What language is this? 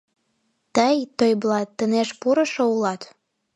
Mari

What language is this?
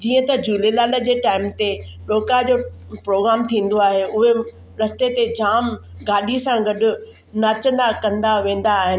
Sindhi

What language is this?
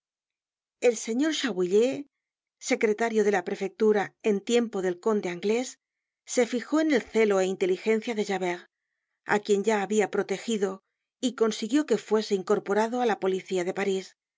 Spanish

